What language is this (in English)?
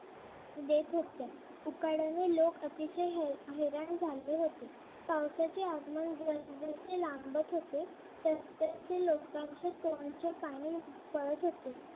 Marathi